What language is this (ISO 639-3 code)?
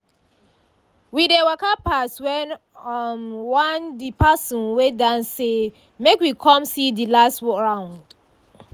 pcm